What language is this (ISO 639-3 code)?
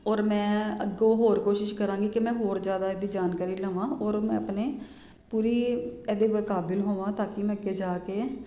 pan